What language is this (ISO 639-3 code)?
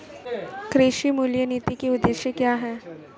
hin